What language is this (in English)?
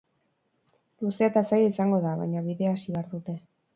Basque